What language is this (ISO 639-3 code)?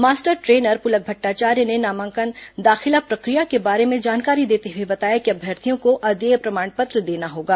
hin